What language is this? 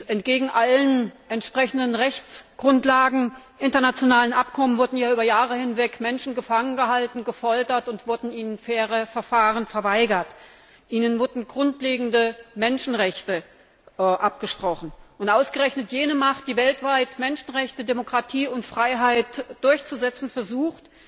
German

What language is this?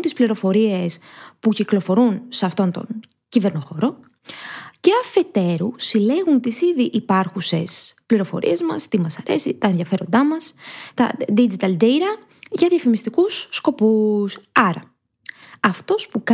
Greek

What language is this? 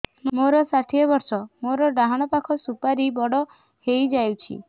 Odia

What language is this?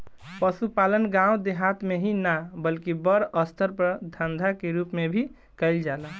Bhojpuri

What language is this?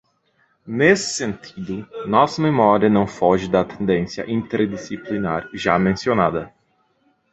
Portuguese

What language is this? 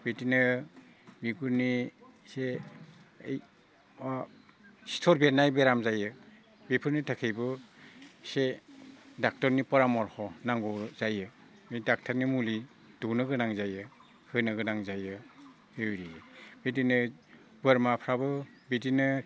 Bodo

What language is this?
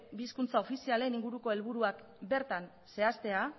Basque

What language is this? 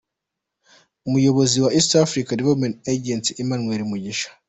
Kinyarwanda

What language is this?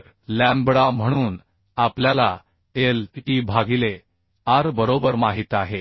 Marathi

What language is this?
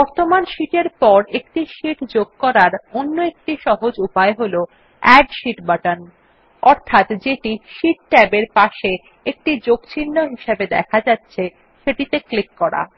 Bangla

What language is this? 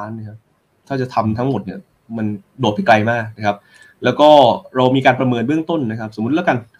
Thai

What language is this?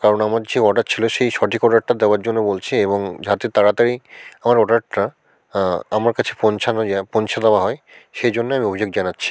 Bangla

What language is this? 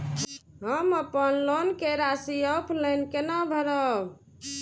Maithili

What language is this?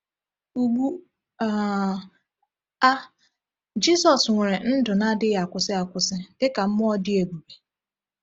Igbo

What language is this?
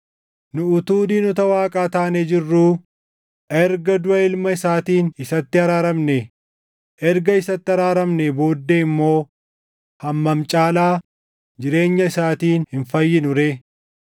Oromo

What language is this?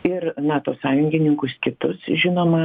Lithuanian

